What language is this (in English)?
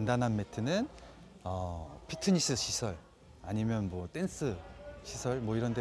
Korean